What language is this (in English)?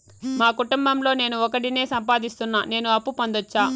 Telugu